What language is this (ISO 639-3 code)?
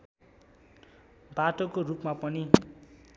nep